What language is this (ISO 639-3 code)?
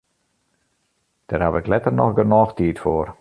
fry